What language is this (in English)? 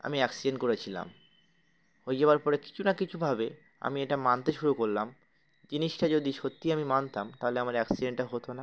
Bangla